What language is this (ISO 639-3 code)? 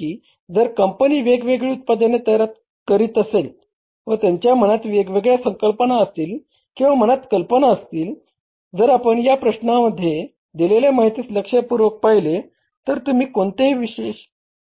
mar